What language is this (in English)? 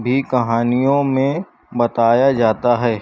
Urdu